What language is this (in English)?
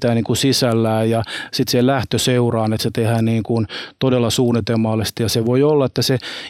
Finnish